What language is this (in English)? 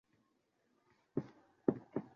Uzbek